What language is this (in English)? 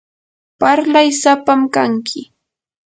Yanahuanca Pasco Quechua